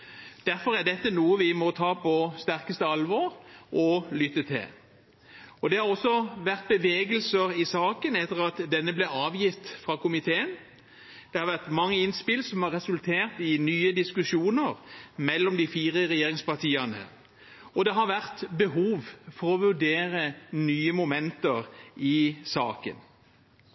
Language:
Norwegian Bokmål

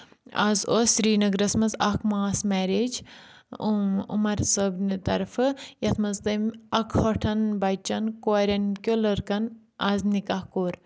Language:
Kashmiri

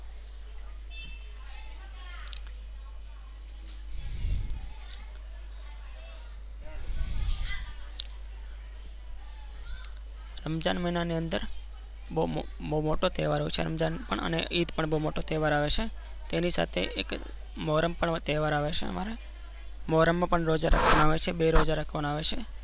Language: Gujarati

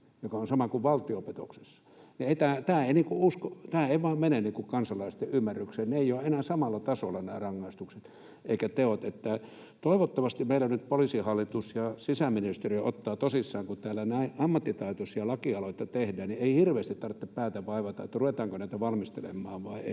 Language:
Finnish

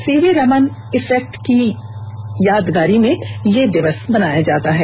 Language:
Hindi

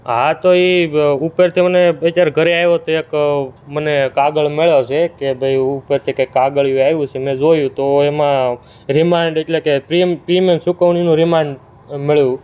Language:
Gujarati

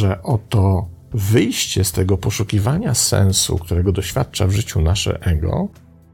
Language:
Polish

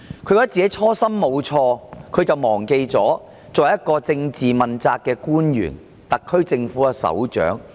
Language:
Cantonese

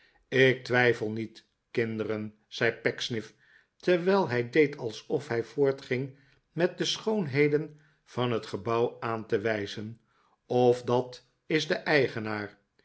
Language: Dutch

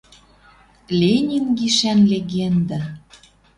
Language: Western Mari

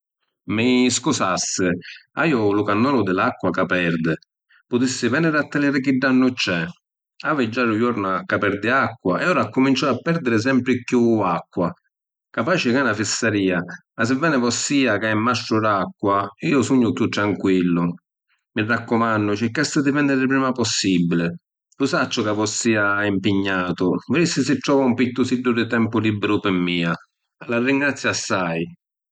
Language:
Sicilian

